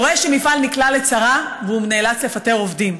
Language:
Hebrew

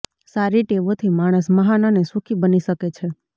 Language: Gujarati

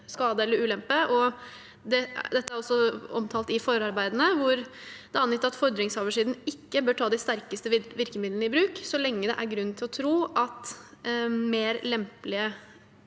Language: Norwegian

